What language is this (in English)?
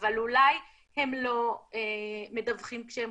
Hebrew